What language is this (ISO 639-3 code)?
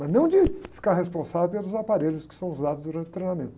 por